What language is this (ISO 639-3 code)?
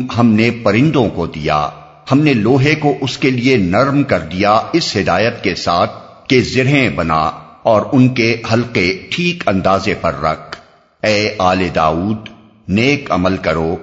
urd